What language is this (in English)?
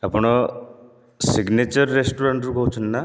Odia